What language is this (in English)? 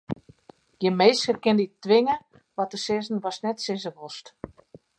Western Frisian